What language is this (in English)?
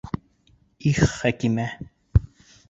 Bashkir